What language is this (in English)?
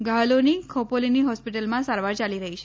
Gujarati